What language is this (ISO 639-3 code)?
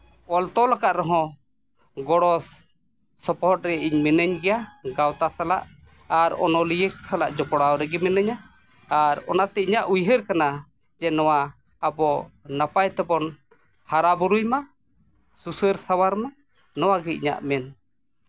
sat